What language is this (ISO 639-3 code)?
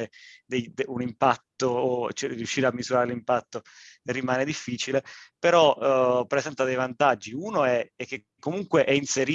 ita